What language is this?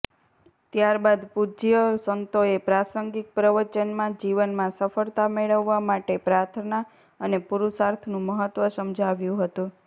Gujarati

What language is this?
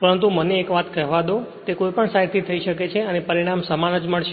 Gujarati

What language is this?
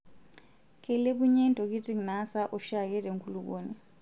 Masai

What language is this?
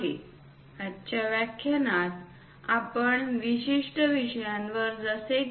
Marathi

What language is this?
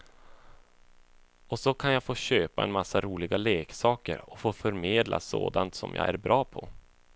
Swedish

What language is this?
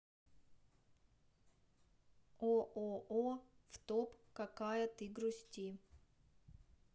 Russian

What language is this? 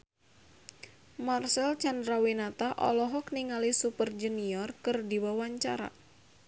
Sundanese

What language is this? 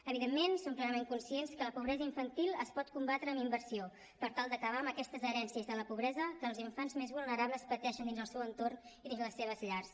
Catalan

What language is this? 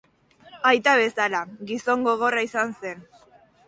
Basque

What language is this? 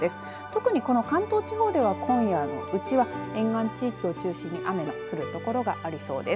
Japanese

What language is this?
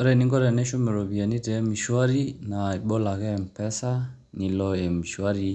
Masai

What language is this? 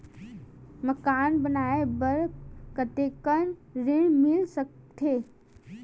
Chhattisgarhi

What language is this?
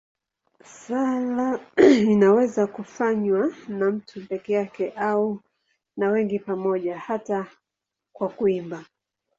Swahili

